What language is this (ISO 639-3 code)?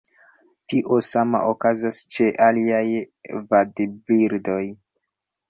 epo